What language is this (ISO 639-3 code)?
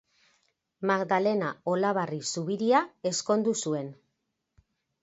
eus